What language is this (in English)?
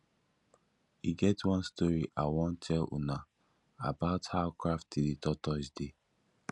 Nigerian Pidgin